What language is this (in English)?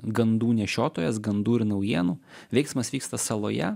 Lithuanian